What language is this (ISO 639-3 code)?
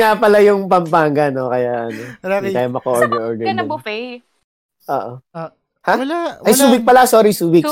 fil